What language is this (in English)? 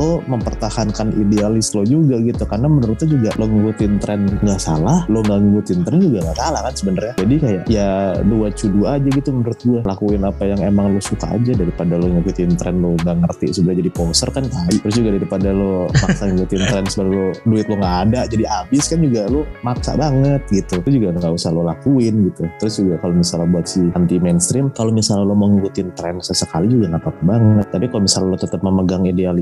Indonesian